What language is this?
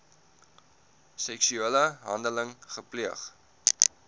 Afrikaans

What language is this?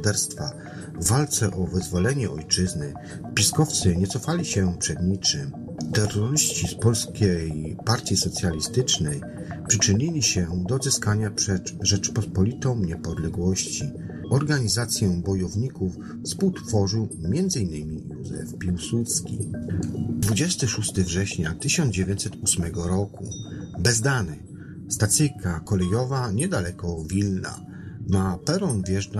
Polish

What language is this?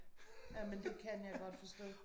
Danish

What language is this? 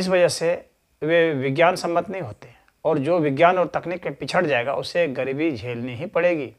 Hindi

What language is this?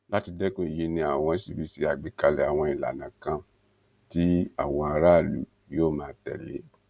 Yoruba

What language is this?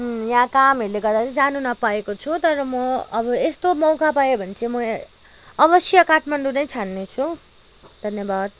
Nepali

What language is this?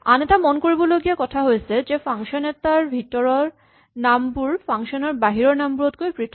Assamese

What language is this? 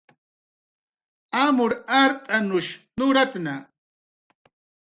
Jaqaru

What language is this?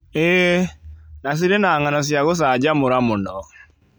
Kikuyu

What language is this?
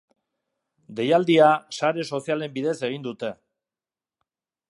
Basque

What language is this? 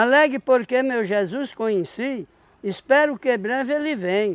Portuguese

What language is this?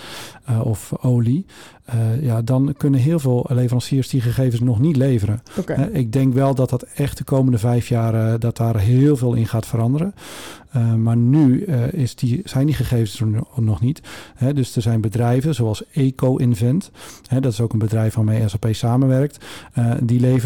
Dutch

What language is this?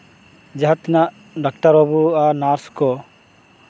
Santali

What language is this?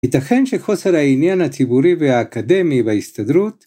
Hebrew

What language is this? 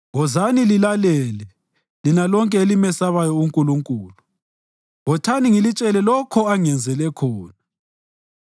North Ndebele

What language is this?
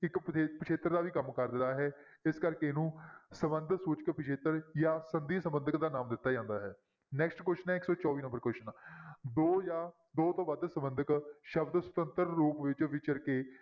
Punjabi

